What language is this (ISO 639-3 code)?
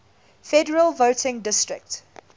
eng